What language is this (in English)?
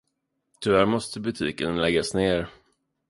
Swedish